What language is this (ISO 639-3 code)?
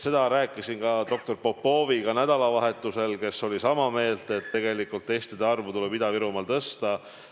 est